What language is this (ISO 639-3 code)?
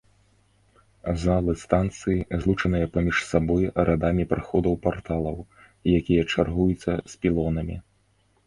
bel